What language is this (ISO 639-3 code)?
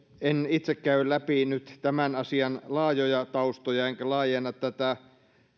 fin